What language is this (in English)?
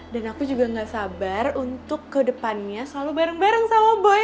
Indonesian